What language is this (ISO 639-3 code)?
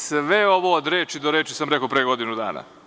srp